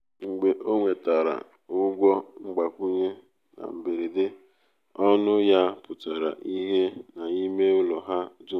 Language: Igbo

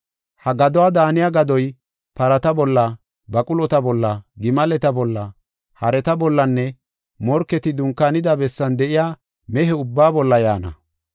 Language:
Gofa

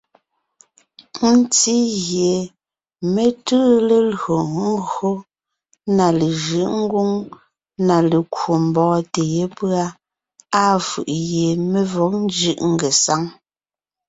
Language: Ngiemboon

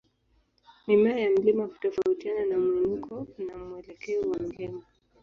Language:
Swahili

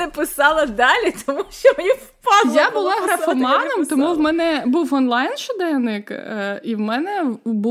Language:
Ukrainian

